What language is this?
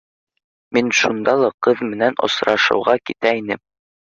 Bashkir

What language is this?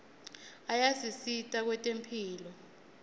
Swati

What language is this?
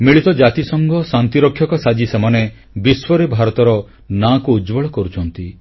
Odia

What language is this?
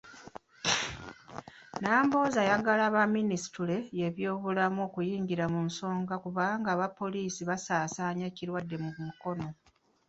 Ganda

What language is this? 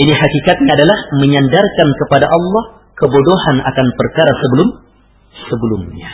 Malay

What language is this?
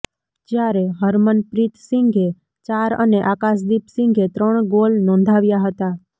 Gujarati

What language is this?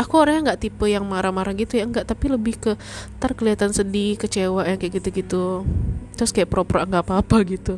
Indonesian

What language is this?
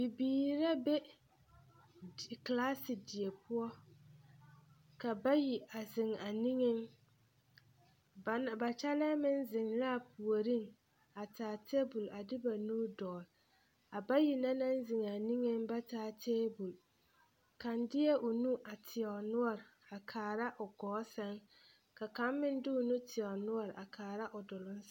Southern Dagaare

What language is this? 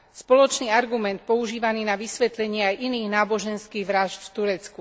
Slovak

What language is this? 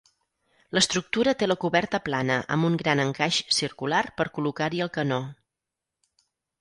Catalan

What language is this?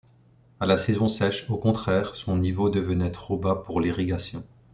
French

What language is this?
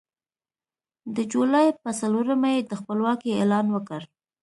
Pashto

